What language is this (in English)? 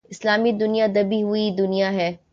Urdu